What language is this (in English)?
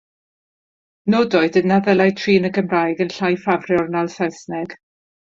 Welsh